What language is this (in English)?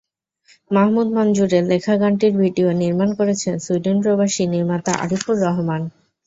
Bangla